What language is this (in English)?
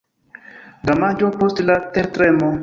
Esperanto